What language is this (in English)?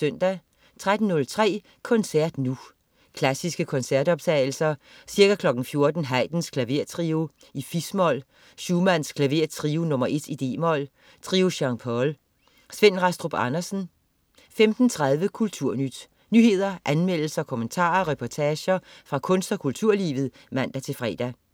Danish